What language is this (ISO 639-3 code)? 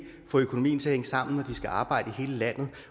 dan